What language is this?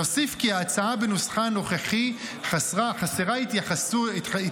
Hebrew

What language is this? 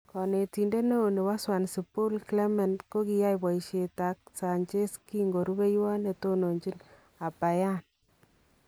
Kalenjin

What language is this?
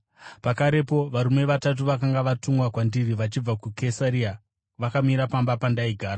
Shona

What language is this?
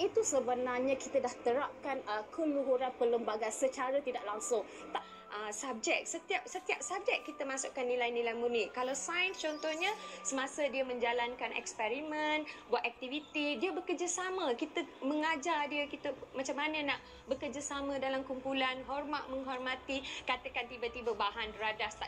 Malay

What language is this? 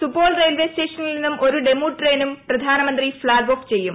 Malayalam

